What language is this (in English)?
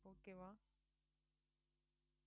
Tamil